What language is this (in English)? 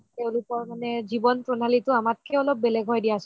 Assamese